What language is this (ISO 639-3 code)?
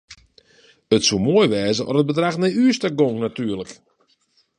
fry